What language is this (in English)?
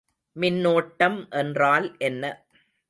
Tamil